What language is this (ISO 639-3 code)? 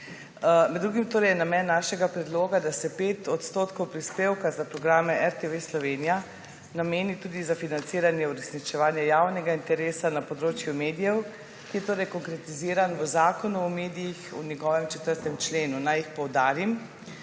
slv